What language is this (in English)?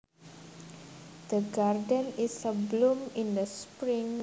Javanese